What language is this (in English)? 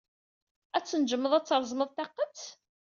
Kabyle